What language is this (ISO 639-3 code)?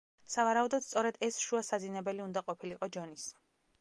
kat